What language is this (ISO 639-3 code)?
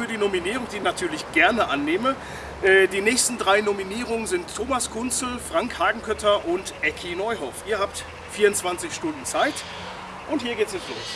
deu